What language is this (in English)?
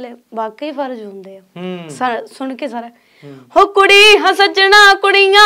Punjabi